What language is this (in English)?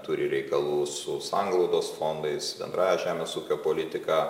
Lithuanian